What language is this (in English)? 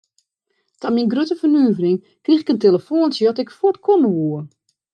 Western Frisian